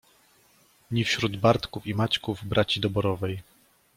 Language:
Polish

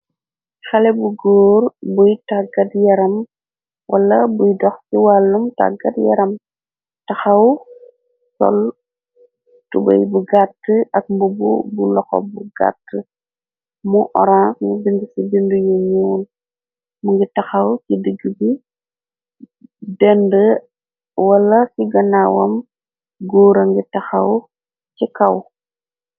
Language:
Wolof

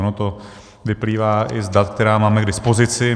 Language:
Czech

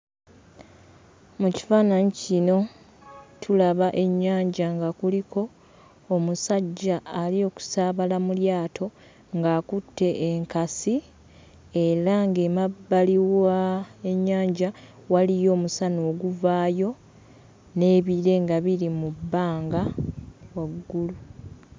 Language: Ganda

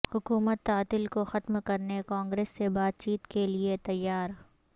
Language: Urdu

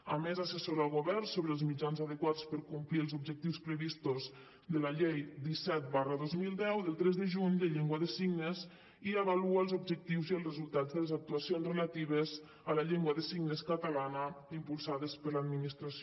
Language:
Catalan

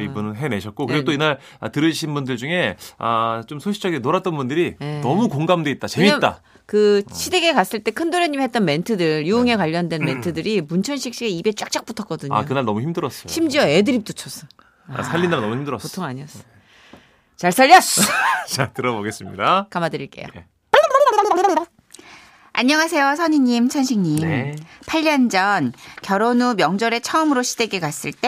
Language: Korean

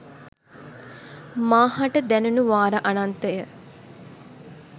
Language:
Sinhala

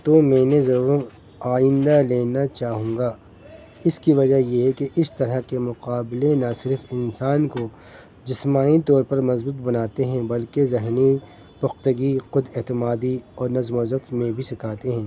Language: Urdu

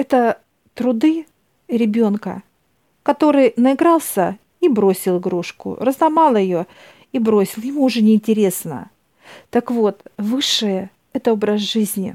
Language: Russian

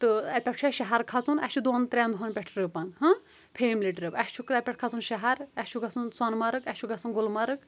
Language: Kashmiri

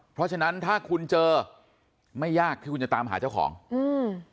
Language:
Thai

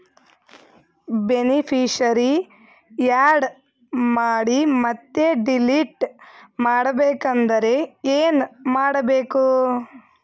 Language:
Kannada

